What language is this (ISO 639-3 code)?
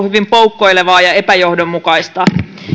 fin